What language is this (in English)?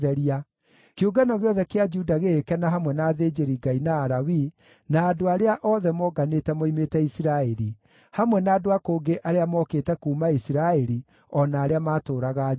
Kikuyu